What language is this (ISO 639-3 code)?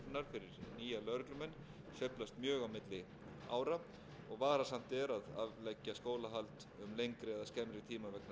isl